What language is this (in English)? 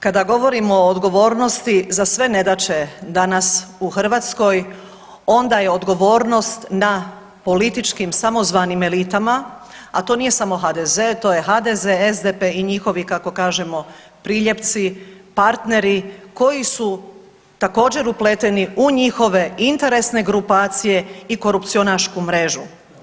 Croatian